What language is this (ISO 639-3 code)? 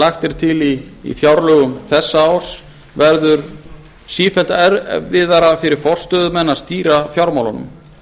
isl